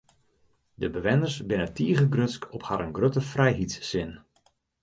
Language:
Western Frisian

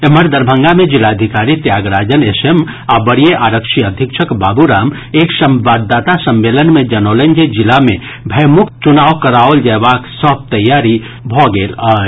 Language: Maithili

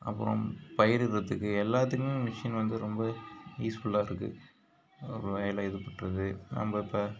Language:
Tamil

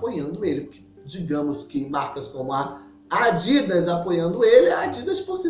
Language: Portuguese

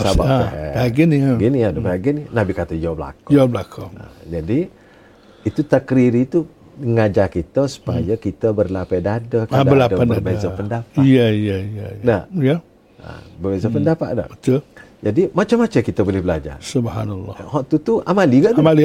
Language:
Malay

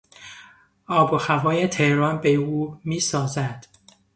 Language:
Persian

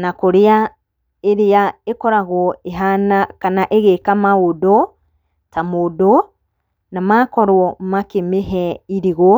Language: Kikuyu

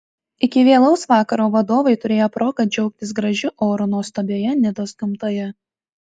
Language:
Lithuanian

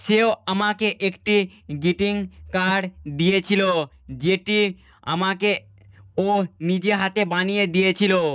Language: Bangla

